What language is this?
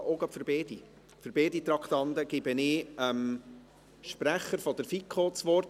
Swiss German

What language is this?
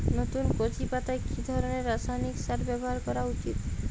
Bangla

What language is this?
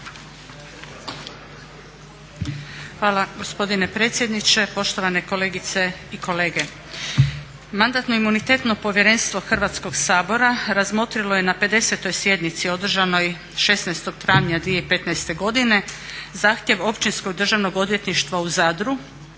Croatian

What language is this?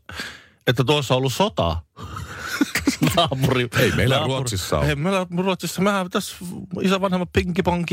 Finnish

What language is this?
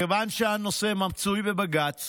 Hebrew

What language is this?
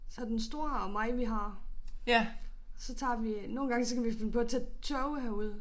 Danish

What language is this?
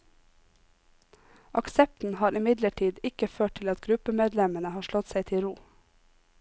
Norwegian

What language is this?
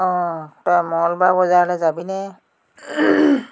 Assamese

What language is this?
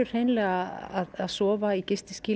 Icelandic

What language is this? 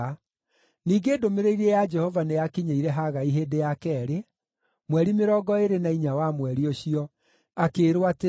Kikuyu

